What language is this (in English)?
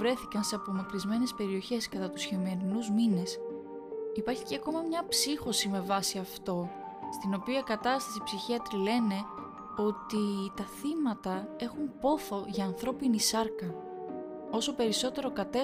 Greek